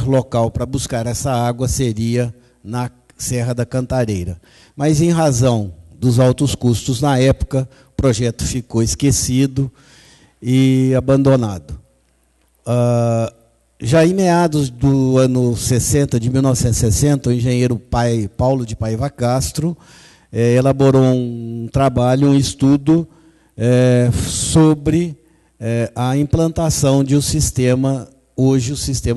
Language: Portuguese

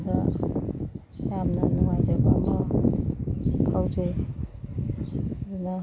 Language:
Manipuri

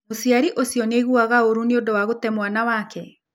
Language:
Kikuyu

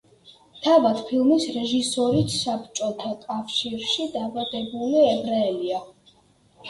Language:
Georgian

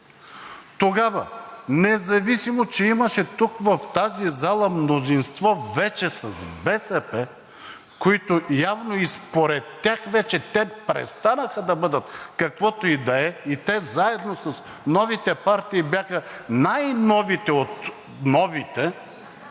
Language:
Bulgarian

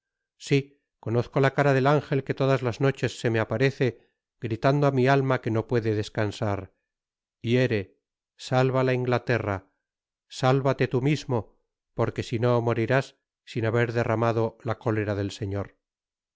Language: Spanish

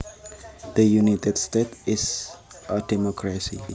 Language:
Javanese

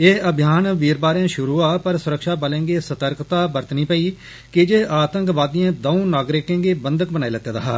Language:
Dogri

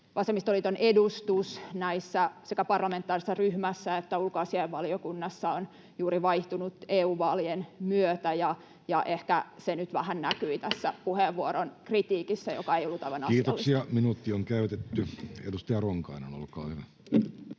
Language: Finnish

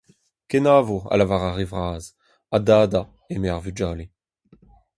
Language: Breton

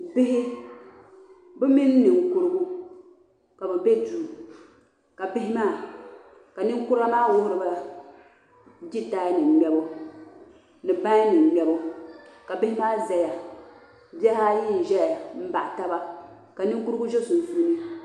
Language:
Dagbani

